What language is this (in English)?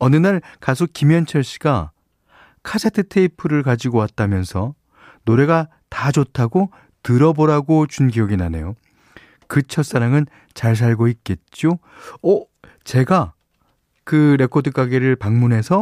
Korean